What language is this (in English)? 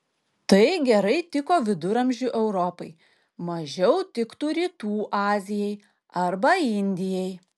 Lithuanian